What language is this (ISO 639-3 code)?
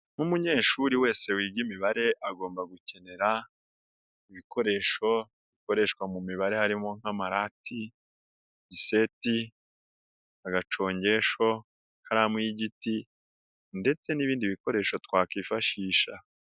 kin